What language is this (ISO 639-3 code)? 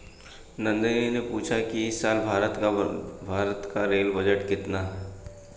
hin